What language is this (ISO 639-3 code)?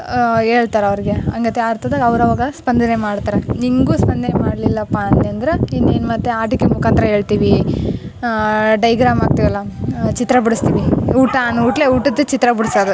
kan